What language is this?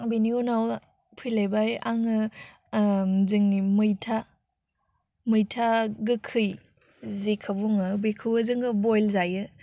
Bodo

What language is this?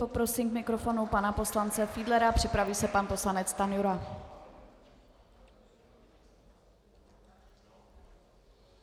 Czech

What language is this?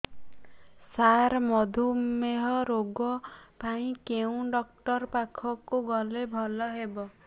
Odia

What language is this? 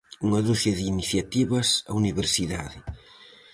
Galician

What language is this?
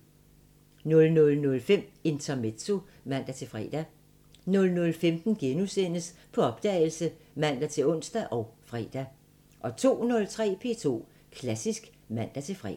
Danish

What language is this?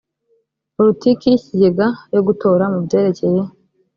Kinyarwanda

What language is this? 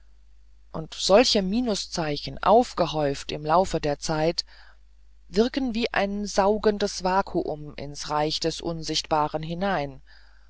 German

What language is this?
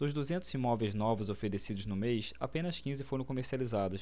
Portuguese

